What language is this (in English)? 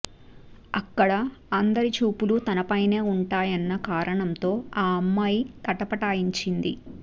Telugu